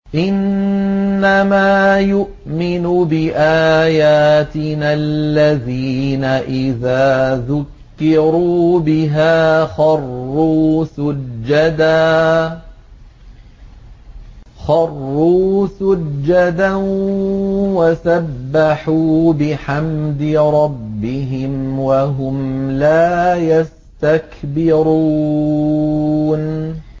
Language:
Arabic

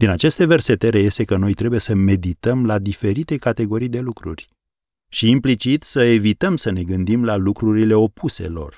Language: Romanian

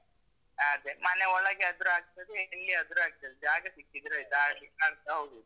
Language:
Kannada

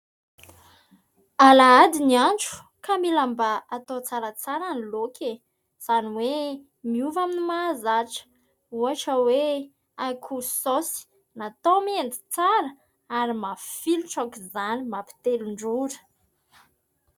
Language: Malagasy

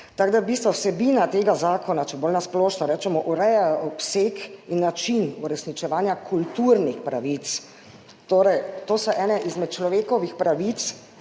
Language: Slovenian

